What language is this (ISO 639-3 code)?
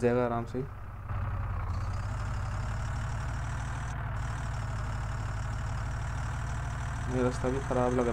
hin